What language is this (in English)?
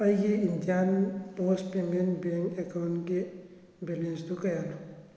Manipuri